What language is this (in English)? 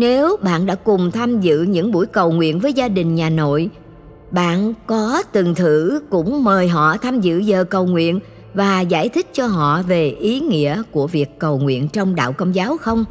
Vietnamese